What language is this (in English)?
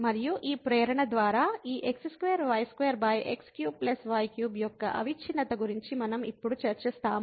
Telugu